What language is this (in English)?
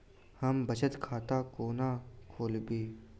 Maithili